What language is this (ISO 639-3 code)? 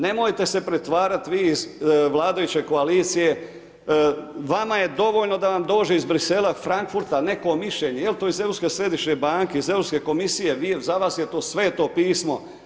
hrv